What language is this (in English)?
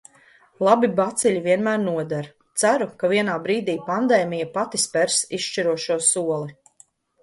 Latvian